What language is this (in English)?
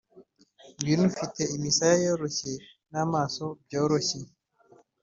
Kinyarwanda